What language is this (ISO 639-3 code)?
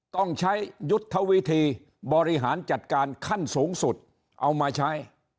tha